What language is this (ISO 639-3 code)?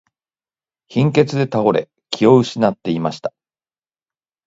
jpn